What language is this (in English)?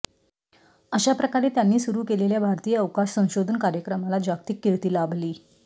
Marathi